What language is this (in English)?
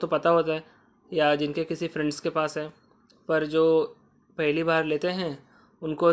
Hindi